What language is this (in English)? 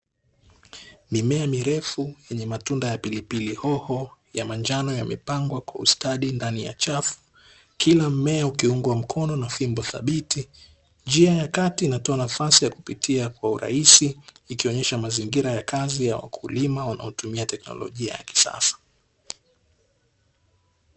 Swahili